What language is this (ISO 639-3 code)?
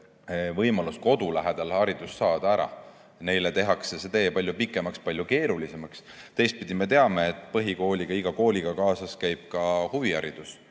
est